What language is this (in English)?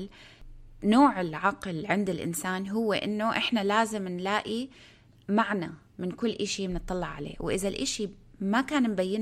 Arabic